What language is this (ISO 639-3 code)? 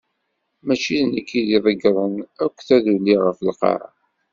kab